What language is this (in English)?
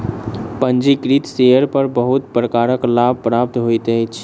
Maithili